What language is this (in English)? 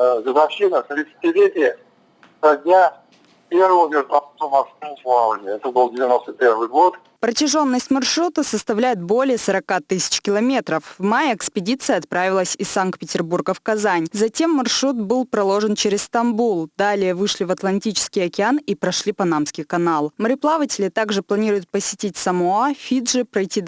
Russian